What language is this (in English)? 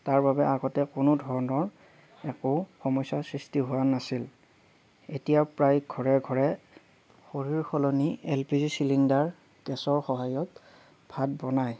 Assamese